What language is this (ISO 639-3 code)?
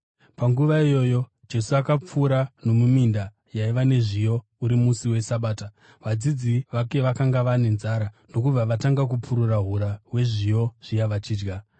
sna